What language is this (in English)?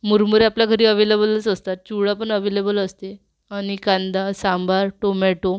Marathi